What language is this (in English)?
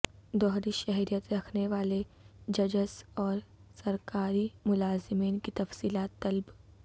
Urdu